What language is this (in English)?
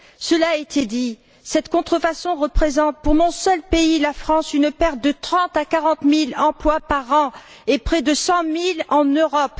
French